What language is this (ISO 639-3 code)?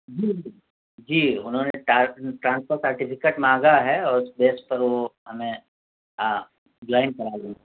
urd